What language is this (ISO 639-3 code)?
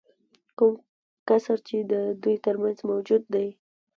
pus